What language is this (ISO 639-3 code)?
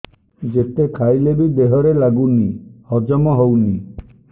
ori